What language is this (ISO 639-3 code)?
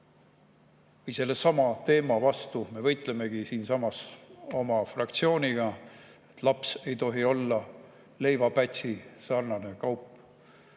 est